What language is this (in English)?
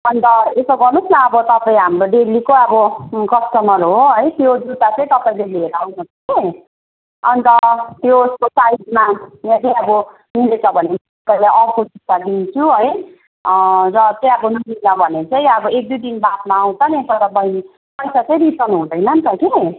Nepali